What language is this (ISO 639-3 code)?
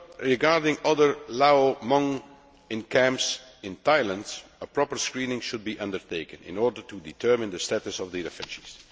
eng